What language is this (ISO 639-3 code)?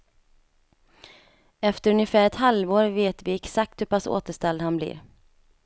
swe